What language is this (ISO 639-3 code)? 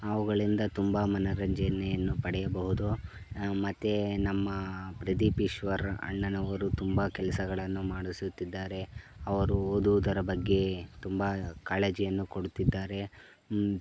kan